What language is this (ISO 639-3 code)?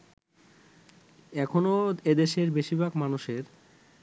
ben